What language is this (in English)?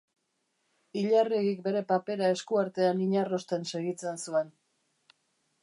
Basque